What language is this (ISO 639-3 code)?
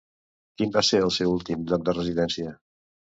cat